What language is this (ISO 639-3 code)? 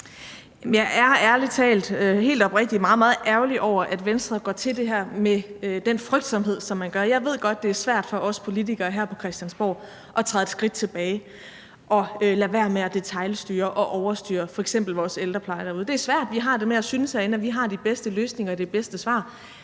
dan